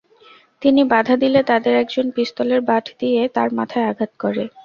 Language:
Bangla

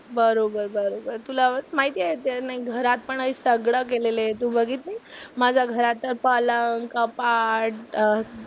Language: Marathi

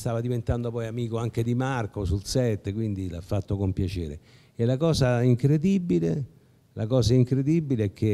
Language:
Italian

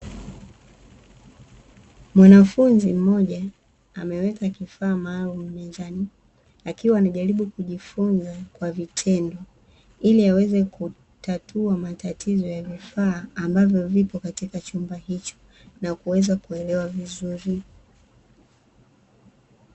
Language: Swahili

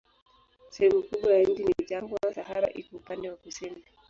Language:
Swahili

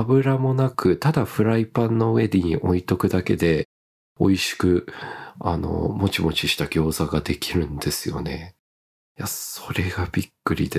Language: Japanese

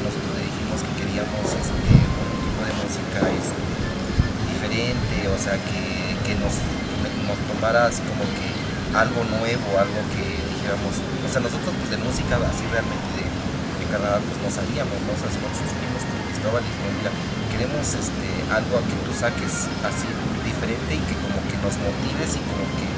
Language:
Spanish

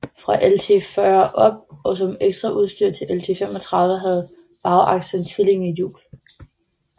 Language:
Danish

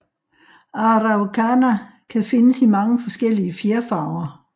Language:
Danish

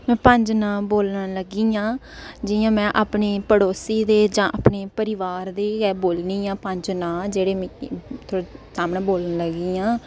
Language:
Dogri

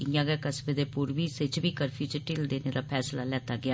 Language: Dogri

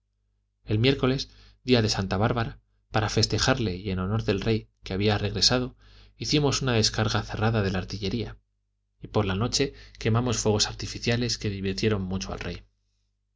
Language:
Spanish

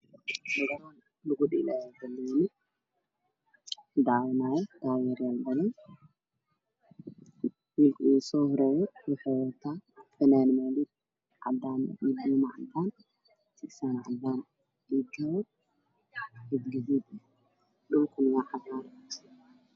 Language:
Somali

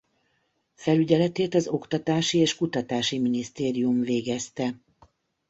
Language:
Hungarian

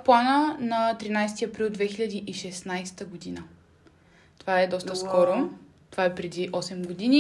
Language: Bulgarian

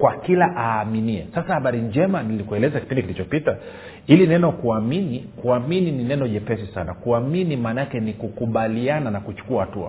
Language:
Swahili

